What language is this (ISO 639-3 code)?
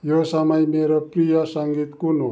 nep